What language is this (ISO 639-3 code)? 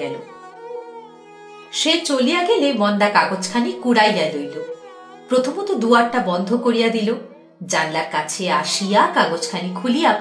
ben